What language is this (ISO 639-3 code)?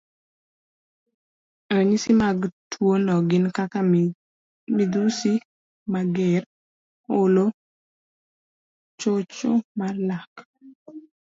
luo